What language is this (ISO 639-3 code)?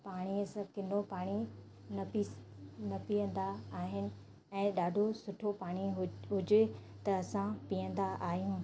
snd